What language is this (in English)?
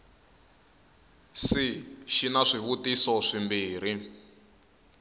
Tsonga